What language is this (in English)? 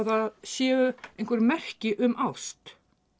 Icelandic